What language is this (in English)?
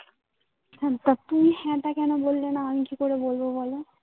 Bangla